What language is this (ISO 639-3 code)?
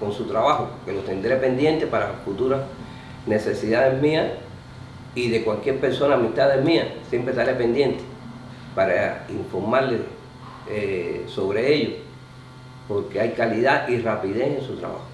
spa